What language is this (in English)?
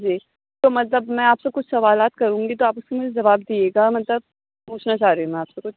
Urdu